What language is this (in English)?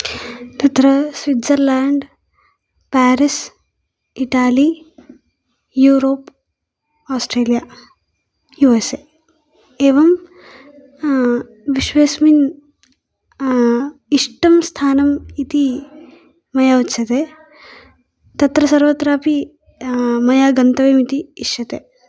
Sanskrit